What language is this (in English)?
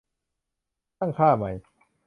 Thai